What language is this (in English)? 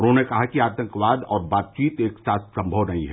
Hindi